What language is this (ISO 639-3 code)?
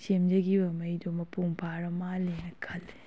mni